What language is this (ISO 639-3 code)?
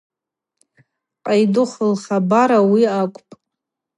abq